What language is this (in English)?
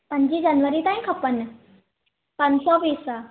Sindhi